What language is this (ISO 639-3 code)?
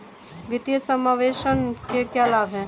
hin